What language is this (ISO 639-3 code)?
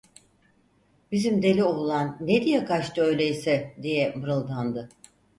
tur